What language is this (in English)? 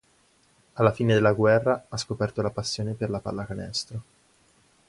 Italian